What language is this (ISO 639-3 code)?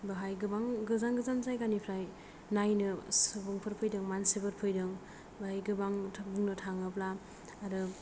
brx